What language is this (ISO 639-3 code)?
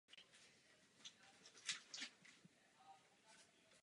ces